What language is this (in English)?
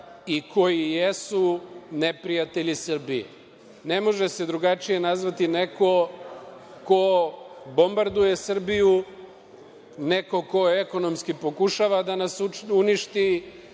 Serbian